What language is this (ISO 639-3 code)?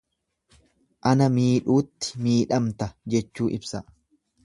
orm